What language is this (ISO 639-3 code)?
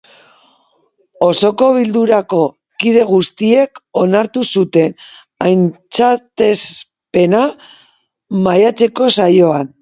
eus